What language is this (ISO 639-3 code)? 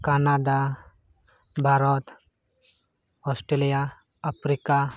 sat